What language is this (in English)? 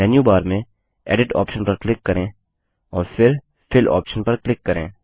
Hindi